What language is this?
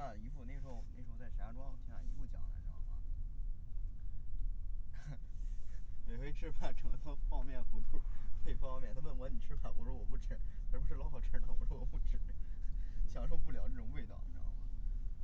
Chinese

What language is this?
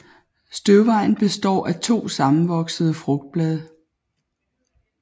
Danish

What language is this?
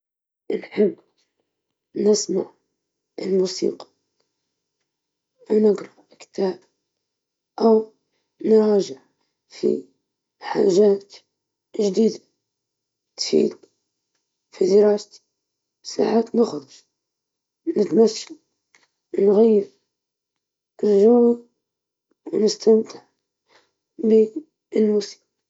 Libyan Arabic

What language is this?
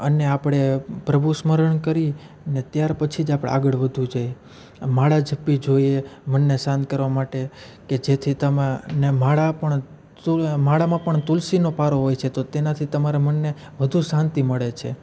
Gujarati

